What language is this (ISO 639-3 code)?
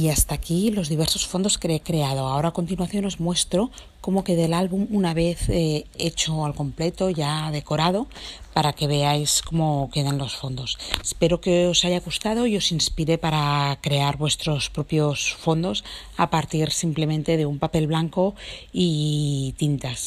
spa